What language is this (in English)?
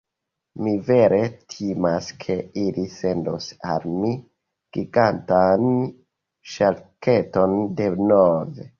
Esperanto